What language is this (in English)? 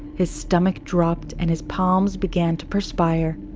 English